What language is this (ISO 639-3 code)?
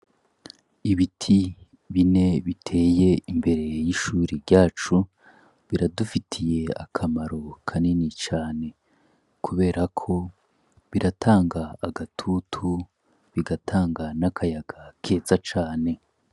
run